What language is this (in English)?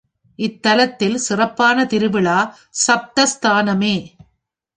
Tamil